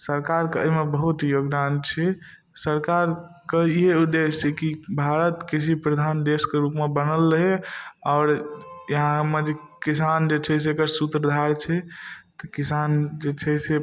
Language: Maithili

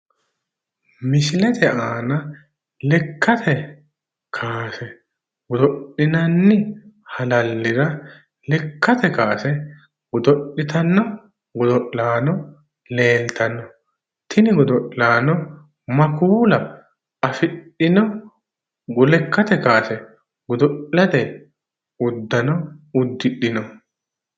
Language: Sidamo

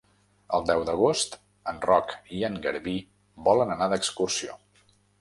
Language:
Catalan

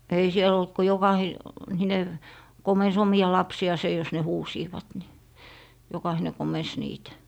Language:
Finnish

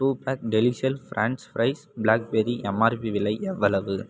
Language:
Tamil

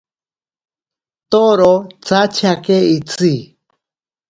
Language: Ashéninka Perené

